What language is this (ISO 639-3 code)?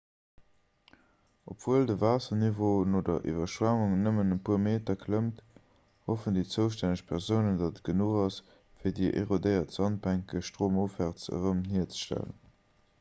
ltz